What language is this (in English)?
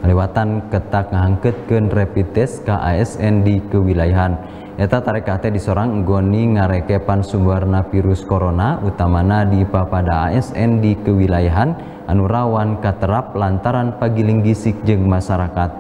Indonesian